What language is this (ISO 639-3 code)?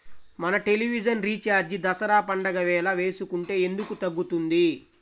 tel